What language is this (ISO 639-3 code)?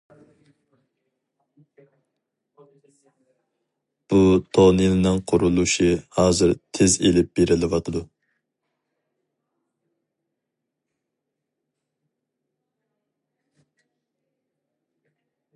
uig